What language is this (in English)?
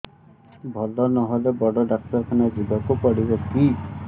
Odia